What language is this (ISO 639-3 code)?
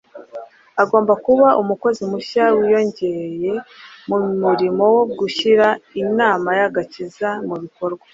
kin